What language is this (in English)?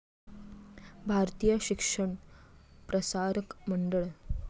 Marathi